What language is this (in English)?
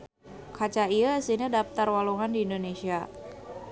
Sundanese